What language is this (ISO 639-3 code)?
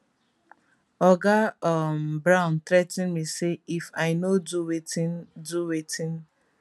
pcm